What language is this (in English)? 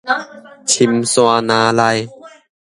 Min Nan Chinese